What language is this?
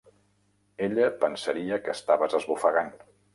Catalan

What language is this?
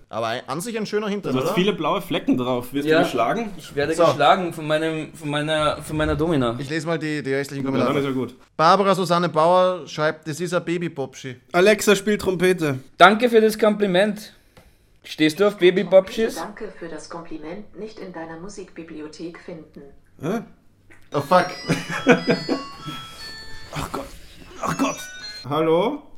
German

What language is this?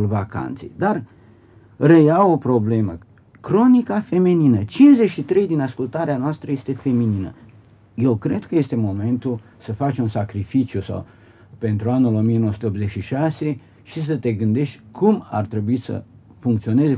Romanian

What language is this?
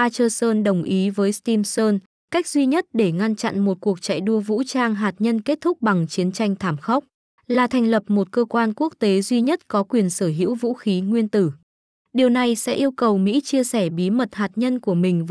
Vietnamese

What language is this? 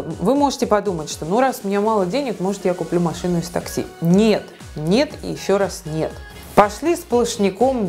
Russian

